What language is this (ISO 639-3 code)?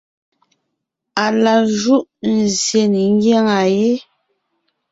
nnh